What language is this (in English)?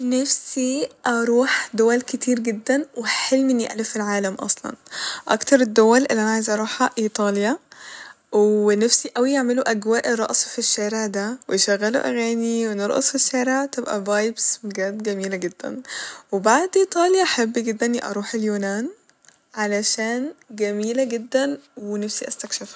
Egyptian Arabic